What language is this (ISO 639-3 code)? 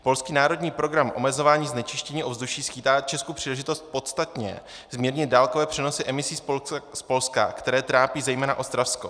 ces